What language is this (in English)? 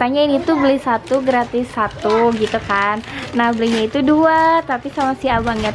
Indonesian